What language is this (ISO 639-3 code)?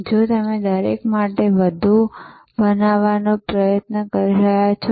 guj